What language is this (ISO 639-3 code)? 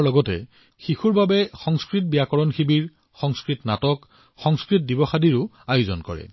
asm